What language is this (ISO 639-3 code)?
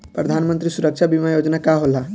bho